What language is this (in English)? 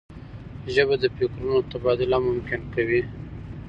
Pashto